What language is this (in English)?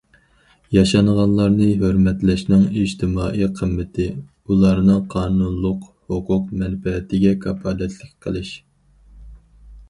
Uyghur